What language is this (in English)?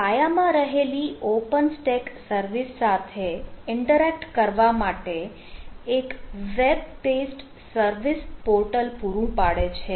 Gujarati